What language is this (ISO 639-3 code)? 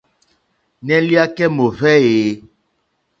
bri